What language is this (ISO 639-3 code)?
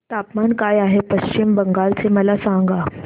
mar